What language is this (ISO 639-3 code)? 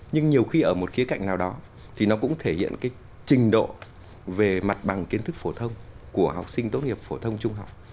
vie